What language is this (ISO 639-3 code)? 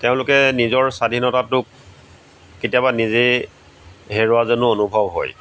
asm